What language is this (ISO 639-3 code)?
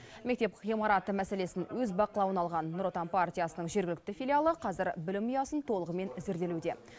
kaz